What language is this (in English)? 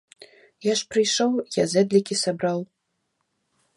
Belarusian